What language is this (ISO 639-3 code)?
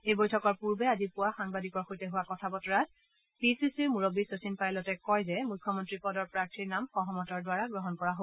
asm